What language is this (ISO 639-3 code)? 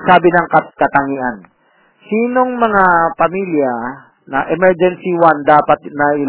fil